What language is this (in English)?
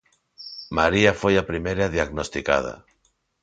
Galician